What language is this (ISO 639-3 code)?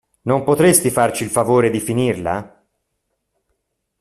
ita